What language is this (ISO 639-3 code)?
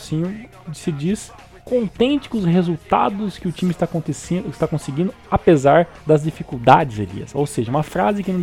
por